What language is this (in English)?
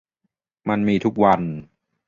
Thai